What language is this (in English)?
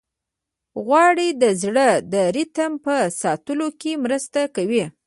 Pashto